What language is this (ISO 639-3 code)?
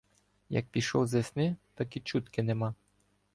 ukr